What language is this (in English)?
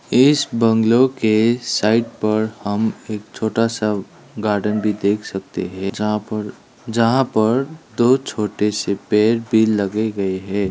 Hindi